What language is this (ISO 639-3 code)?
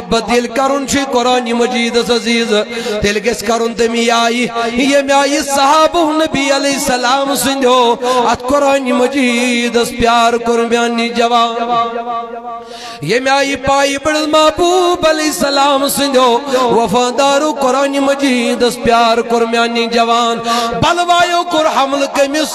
ara